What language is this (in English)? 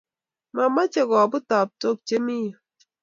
Kalenjin